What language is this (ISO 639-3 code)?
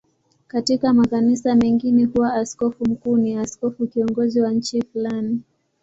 swa